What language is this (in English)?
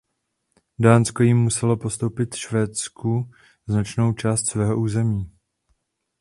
Czech